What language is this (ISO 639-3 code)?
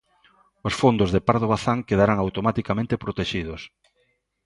glg